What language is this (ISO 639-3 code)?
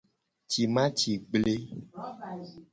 gej